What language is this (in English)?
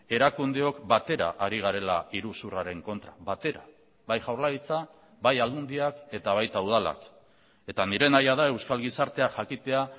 Basque